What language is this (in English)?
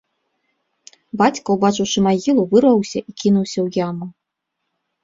Belarusian